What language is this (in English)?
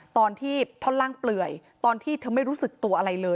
Thai